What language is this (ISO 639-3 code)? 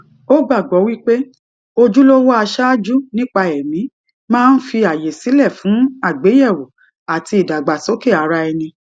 yor